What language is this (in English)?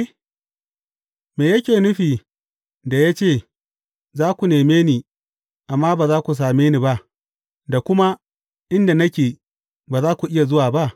Hausa